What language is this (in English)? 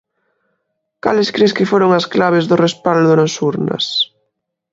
Galician